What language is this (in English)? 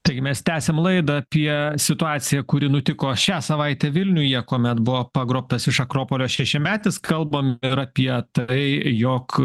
Lithuanian